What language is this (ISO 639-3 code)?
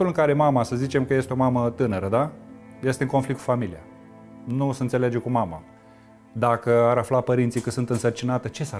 ron